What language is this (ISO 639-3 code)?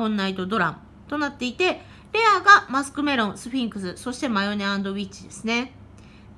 jpn